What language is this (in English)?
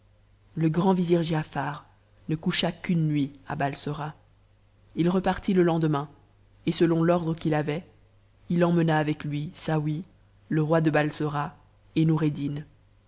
French